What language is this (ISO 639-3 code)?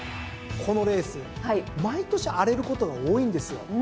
jpn